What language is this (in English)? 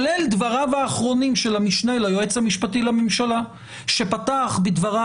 Hebrew